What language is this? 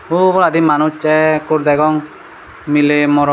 Chakma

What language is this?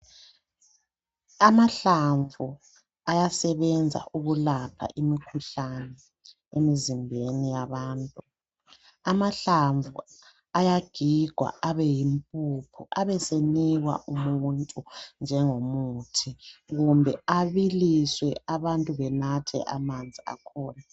North Ndebele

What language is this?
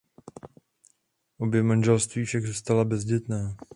Czech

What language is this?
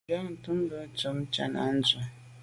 Medumba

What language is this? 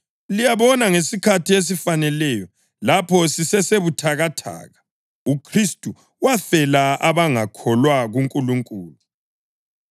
North Ndebele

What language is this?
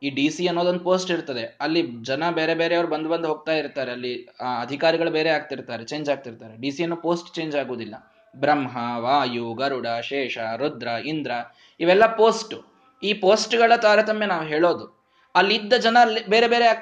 Kannada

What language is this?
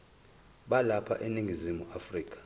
Zulu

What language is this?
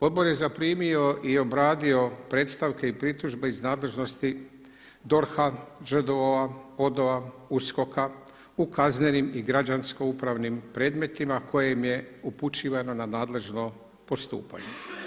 Croatian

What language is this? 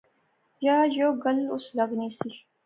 Pahari-Potwari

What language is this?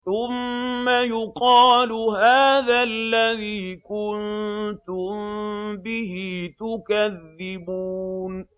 Arabic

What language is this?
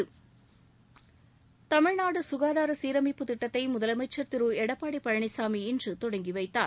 Tamil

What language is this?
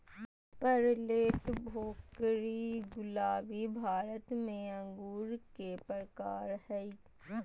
Magahi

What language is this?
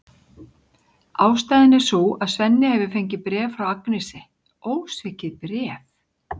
Icelandic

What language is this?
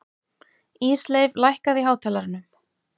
Icelandic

